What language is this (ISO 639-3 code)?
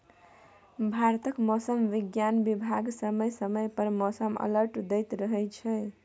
mai